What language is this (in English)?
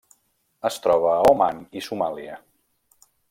Catalan